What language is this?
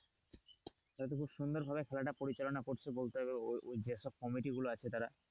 Bangla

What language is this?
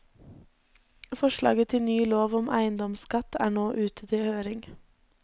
Norwegian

